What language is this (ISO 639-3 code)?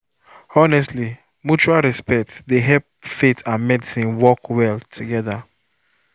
pcm